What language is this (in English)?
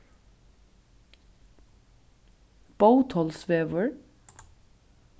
Faroese